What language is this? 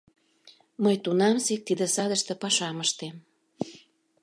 Mari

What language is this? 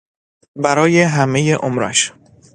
Persian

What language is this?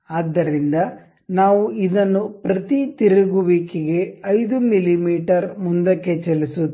Kannada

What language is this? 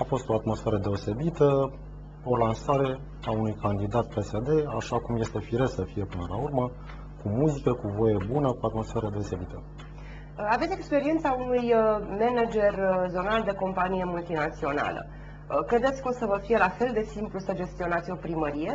Romanian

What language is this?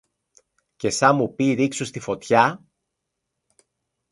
Greek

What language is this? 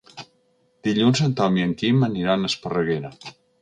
Catalan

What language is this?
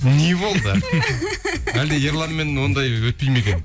Kazakh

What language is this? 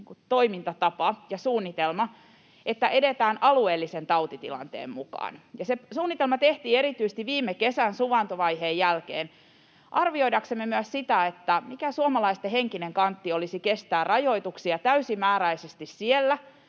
Finnish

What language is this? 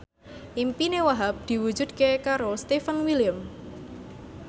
Javanese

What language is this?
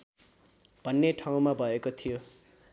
Nepali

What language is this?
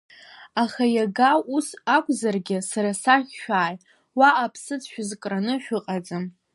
Abkhazian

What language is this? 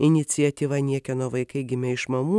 Lithuanian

